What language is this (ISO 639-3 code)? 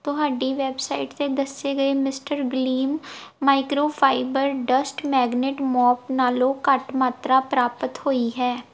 pan